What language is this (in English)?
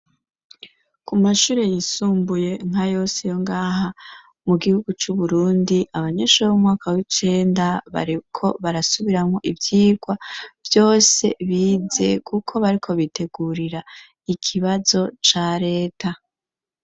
Rundi